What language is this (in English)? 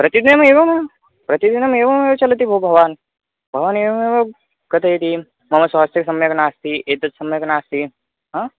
Sanskrit